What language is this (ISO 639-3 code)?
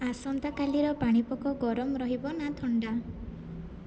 ori